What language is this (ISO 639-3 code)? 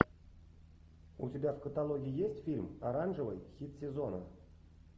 rus